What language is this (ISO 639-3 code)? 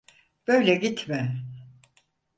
tur